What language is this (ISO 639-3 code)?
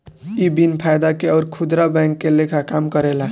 bho